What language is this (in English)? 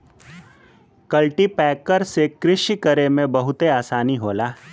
Bhojpuri